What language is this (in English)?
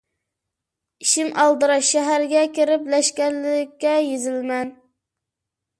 Uyghur